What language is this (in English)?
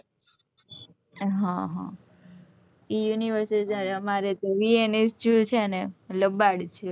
Gujarati